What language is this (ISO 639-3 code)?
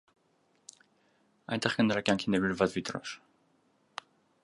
hye